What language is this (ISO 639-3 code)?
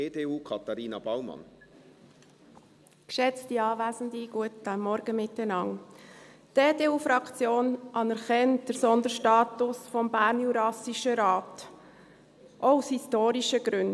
gsw